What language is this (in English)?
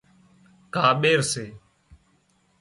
Wadiyara Koli